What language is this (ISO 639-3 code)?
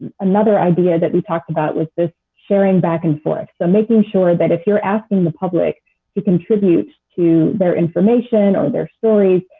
eng